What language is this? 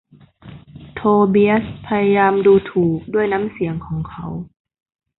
Thai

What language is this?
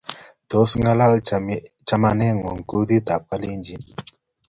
Kalenjin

